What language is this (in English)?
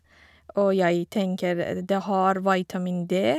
Norwegian